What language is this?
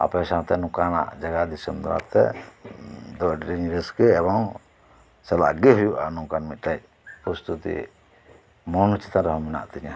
Santali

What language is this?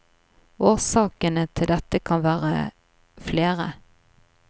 Norwegian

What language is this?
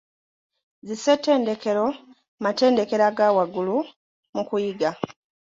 Ganda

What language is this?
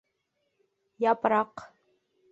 Bashkir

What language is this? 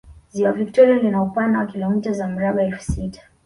Swahili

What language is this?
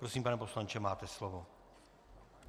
Czech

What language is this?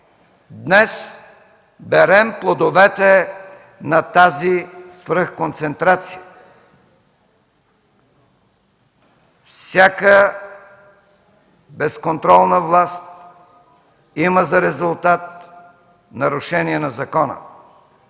Bulgarian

